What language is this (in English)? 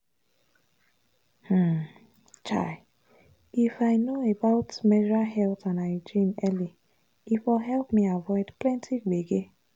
Nigerian Pidgin